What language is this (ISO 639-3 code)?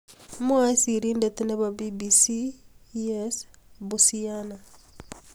kln